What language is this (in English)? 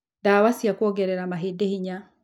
Kikuyu